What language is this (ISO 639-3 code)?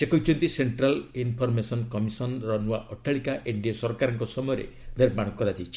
ori